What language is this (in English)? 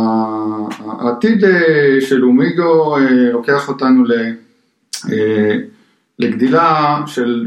Hebrew